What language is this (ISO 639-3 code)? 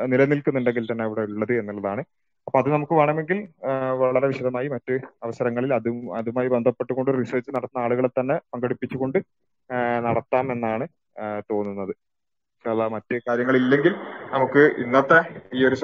mal